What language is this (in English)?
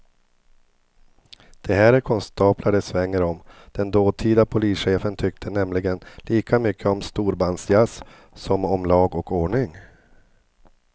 Swedish